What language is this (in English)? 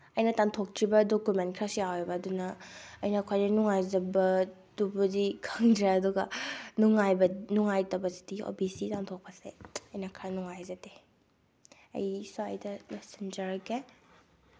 Manipuri